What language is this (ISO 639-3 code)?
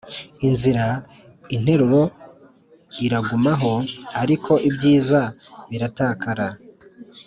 kin